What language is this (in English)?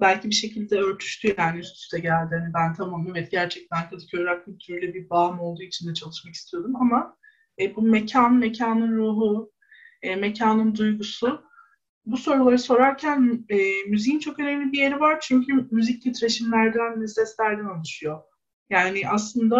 Turkish